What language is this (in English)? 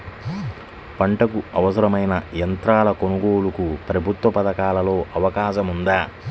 Telugu